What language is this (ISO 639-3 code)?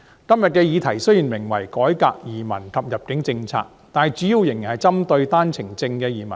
yue